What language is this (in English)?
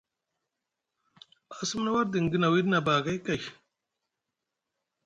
Musgu